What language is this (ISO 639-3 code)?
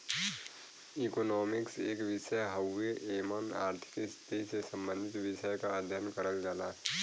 bho